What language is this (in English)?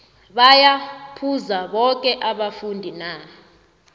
South Ndebele